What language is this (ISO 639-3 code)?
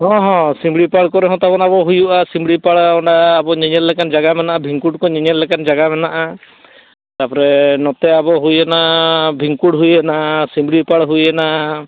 sat